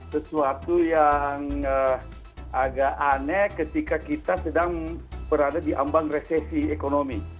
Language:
Indonesian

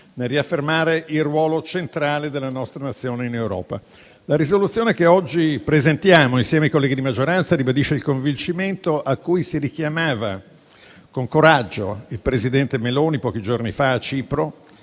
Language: Italian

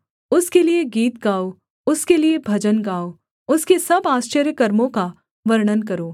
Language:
Hindi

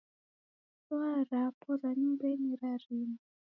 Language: Taita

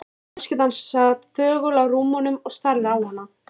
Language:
Icelandic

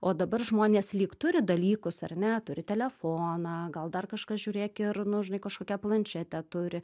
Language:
Lithuanian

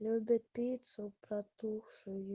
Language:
Russian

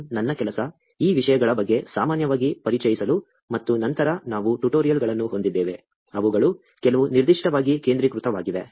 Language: Kannada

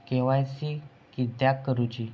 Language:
Marathi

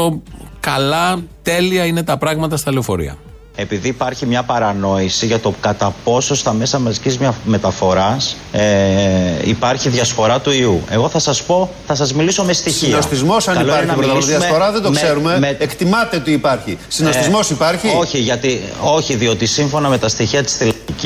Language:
Greek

